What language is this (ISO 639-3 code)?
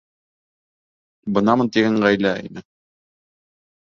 bak